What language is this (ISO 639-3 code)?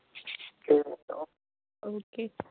doi